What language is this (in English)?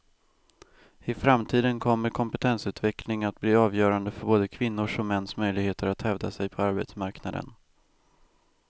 Swedish